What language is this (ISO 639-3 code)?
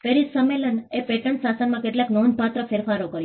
guj